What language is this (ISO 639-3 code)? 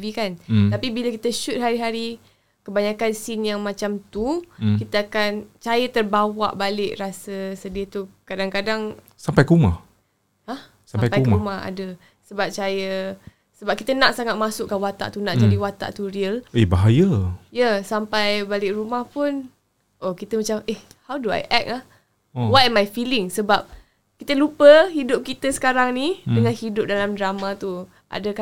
msa